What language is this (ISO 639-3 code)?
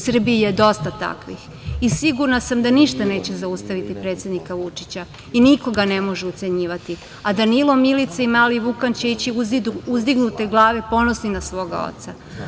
srp